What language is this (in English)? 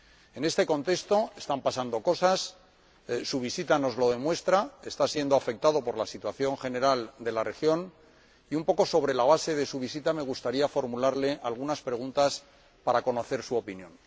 Spanish